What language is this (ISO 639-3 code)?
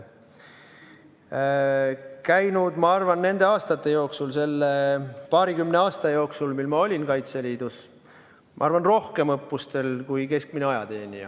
est